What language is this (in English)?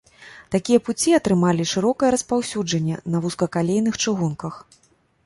Belarusian